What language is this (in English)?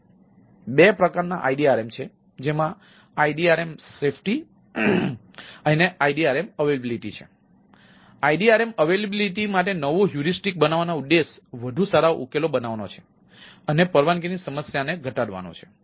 Gujarati